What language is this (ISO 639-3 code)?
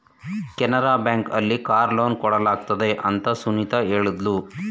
kan